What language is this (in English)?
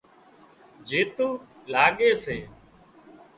Wadiyara Koli